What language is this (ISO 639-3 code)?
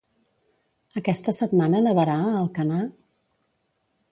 cat